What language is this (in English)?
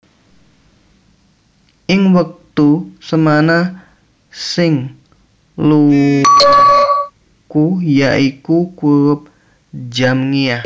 Javanese